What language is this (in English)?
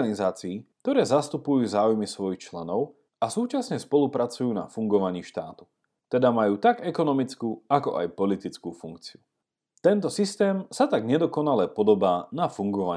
Slovak